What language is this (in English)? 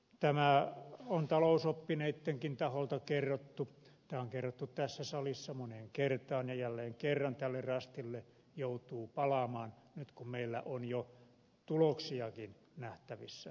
Finnish